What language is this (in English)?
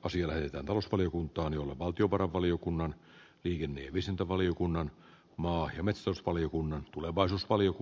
Finnish